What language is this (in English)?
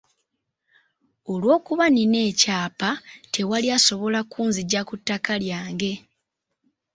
Ganda